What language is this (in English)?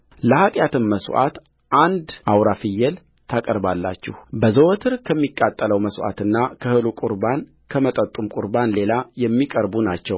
Amharic